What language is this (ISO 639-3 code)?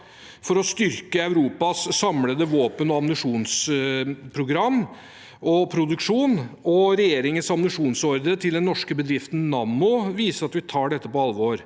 nor